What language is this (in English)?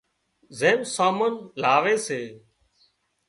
Wadiyara Koli